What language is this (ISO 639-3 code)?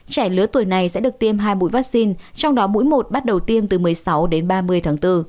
vie